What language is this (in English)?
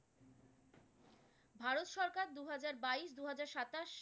Bangla